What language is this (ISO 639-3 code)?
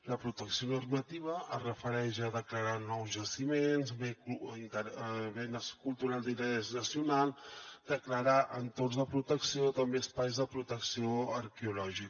cat